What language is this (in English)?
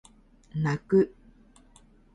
Japanese